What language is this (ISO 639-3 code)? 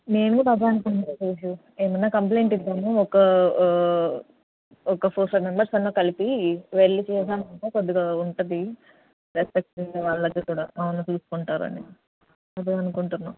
tel